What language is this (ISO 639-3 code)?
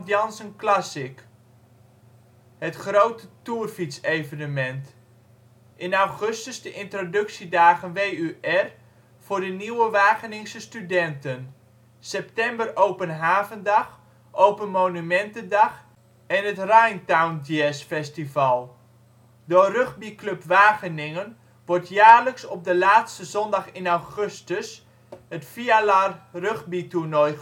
nld